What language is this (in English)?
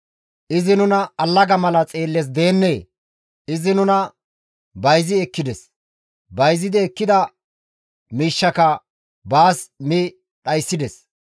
Gamo